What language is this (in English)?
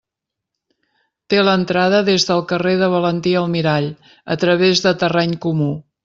Catalan